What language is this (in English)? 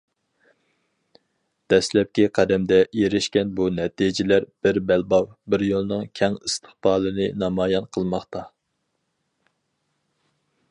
Uyghur